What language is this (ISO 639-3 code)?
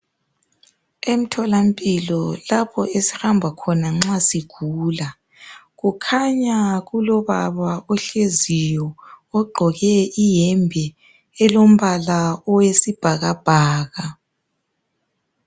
nde